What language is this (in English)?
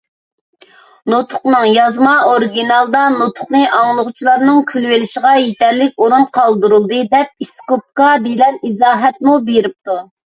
Uyghur